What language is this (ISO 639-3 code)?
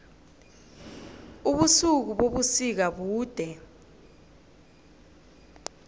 nbl